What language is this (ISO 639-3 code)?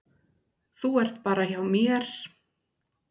isl